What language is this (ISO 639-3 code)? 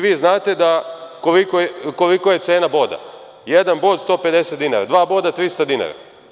srp